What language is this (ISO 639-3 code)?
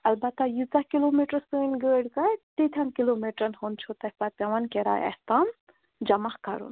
kas